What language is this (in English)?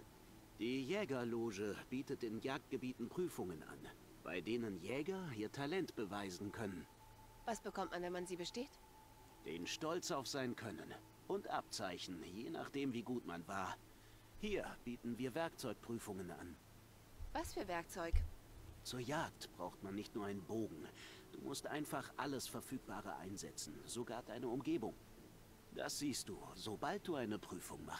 German